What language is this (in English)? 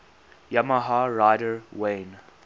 English